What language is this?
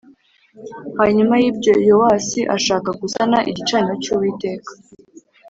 Kinyarwanda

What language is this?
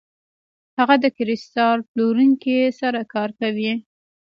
Pashto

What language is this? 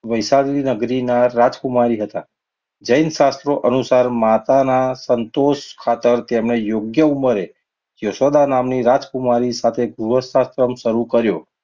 Gujarati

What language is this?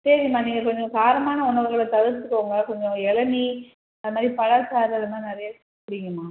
Tamil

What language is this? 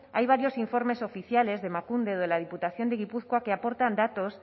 Spanish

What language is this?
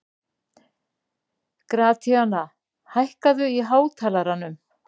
Icelandic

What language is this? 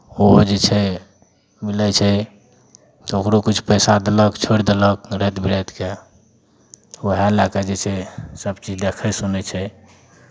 Maithili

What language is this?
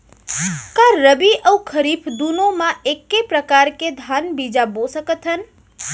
Chhattisgarhi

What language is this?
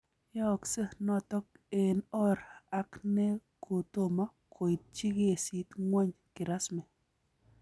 Kalenjin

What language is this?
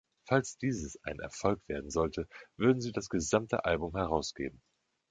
German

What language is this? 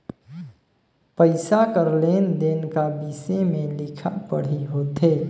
Chhattisgarhi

